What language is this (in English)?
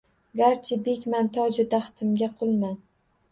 Uzbek